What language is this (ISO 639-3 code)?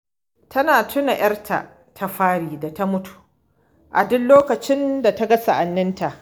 hau